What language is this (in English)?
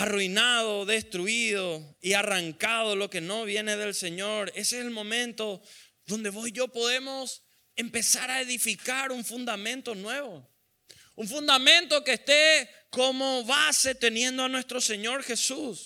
Spanish